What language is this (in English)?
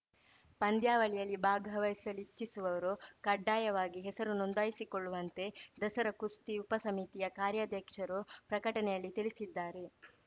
Kannada